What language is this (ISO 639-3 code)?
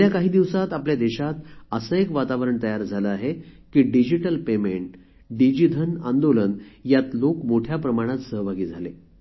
mar